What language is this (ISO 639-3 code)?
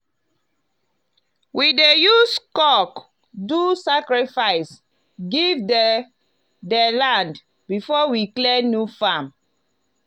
pcm